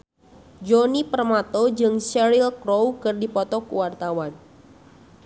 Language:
Sundanese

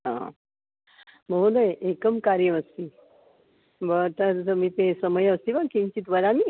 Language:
Sanskrit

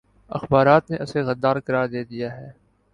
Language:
Urdu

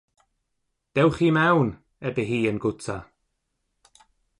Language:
Welsh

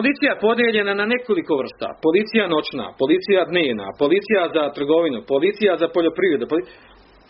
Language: Croatian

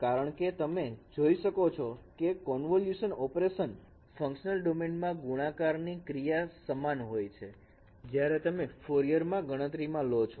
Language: Gujarati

